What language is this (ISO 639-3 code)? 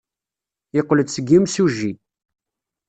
kab